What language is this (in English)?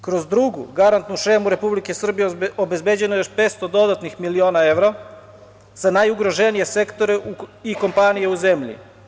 Serbian